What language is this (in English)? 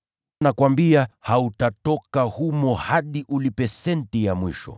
Swahili